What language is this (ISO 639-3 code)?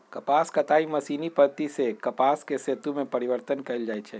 mag